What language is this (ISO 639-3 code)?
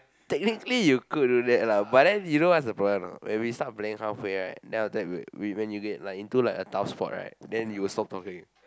eng